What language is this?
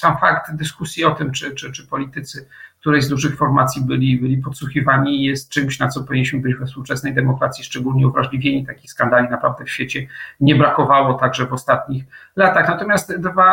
Polish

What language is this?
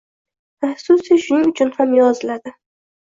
Uzbek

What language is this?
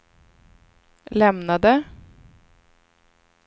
Swedish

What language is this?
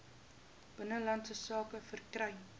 Afrikaans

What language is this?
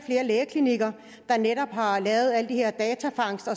Danish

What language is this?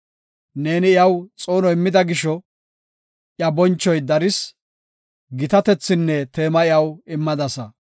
Gofa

